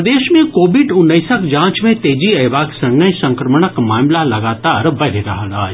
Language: Maithili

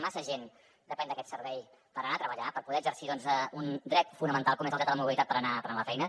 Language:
Catalan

